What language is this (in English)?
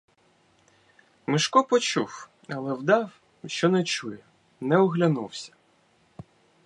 Ukrainian